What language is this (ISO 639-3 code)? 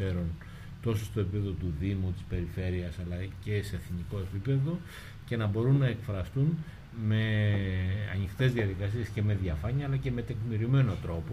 ell